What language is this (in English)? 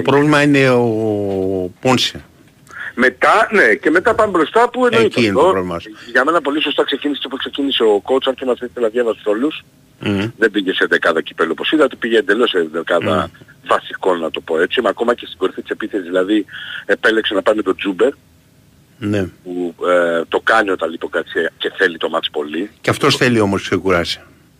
Greek